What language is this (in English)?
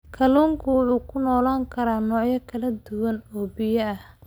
Somali